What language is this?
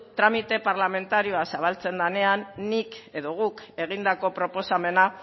Basque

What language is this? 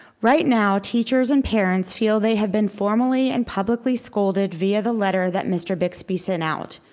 English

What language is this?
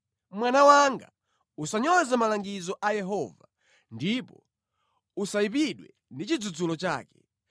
Nyanja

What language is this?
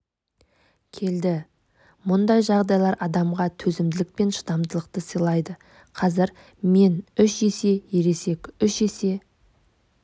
Kazakh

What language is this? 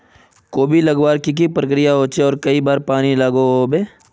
Magahi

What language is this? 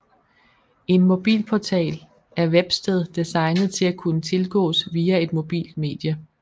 Danish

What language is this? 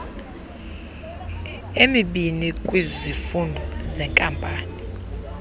Xhosa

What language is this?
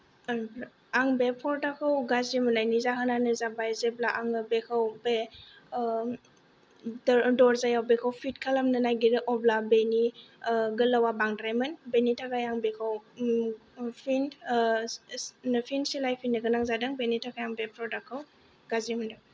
Bodo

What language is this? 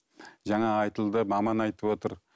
Kazakh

